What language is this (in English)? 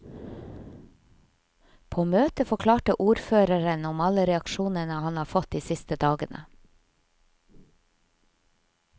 Norwegian